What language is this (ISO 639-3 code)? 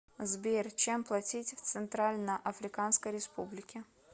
rus